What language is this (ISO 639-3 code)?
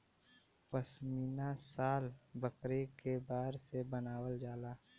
bho